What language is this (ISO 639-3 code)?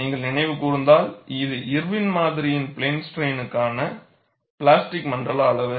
tam